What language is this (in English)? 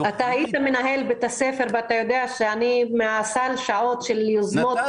Hebrew